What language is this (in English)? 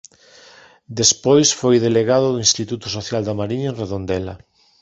Galician